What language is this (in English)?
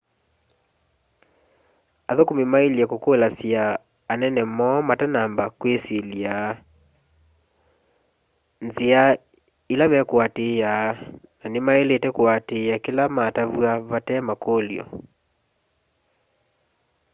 Kamba